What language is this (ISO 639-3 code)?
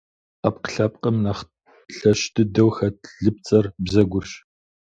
kbd